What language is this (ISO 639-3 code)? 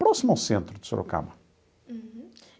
por